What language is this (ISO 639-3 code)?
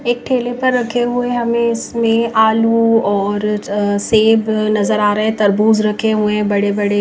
hin